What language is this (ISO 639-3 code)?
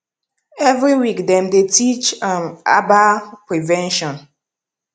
pcm